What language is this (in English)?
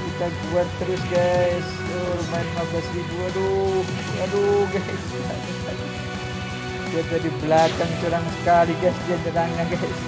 Indonesian